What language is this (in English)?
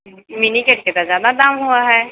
Maithili